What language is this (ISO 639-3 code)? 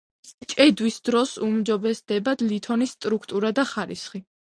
kat